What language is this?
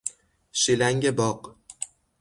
Persian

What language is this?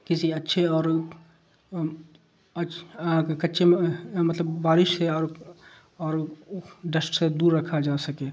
Urdu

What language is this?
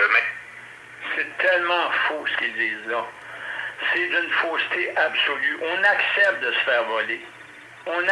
French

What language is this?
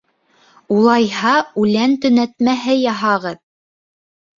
Bashkir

